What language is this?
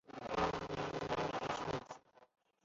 Chinese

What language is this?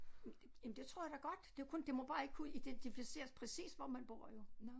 Danish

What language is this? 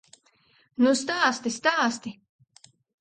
Latvian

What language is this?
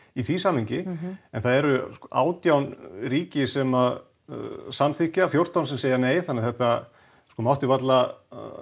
Icelandic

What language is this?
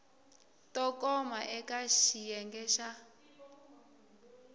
Tsonga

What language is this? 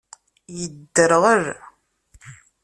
Kabyle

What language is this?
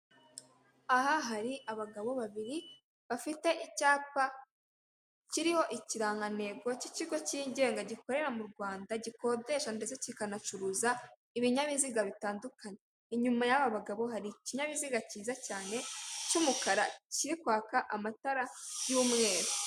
Kinyarwanda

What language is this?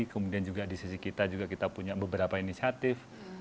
Indonesian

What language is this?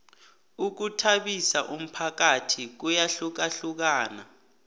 South Ndebele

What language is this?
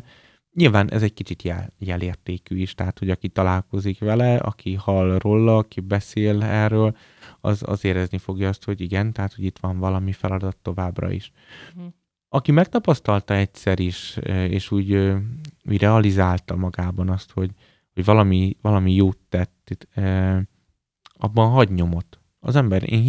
Hungarian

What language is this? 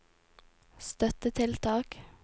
Norwegian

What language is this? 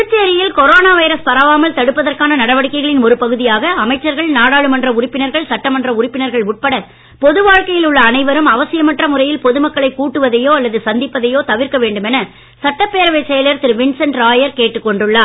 Tamil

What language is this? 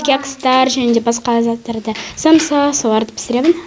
Kazakh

